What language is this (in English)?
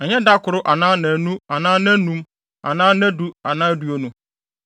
Akan